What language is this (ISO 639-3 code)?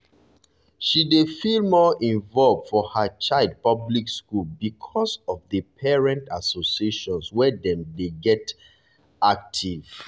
pcm